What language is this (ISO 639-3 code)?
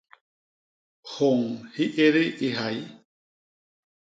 bas